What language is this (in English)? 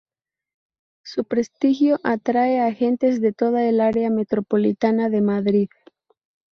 Spanish